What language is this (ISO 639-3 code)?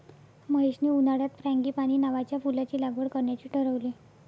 mar